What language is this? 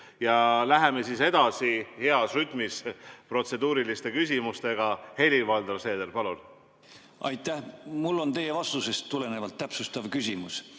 Estonian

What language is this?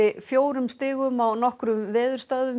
Icelandic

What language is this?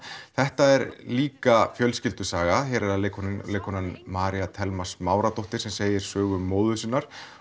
Icelandic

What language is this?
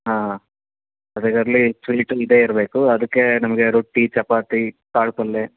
Kannada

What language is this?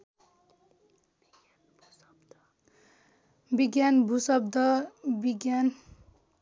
Nepali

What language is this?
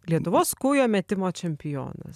Lithuanian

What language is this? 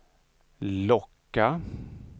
Swedish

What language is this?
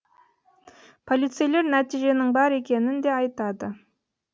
Kazakh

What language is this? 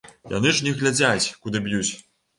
Belarusian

